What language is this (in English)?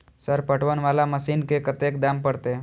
Maithili